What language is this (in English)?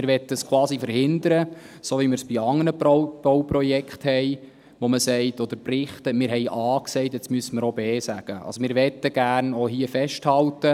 Swiss German